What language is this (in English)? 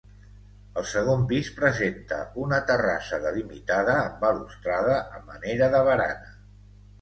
Catalan